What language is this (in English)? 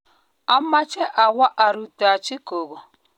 Kalenjin